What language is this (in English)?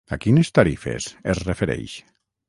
Catalan